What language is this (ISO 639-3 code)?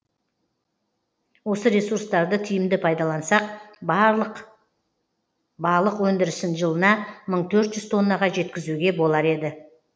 kaz